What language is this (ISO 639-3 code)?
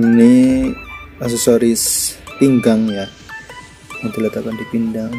ind